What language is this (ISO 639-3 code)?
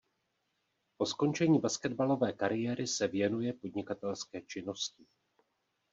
ces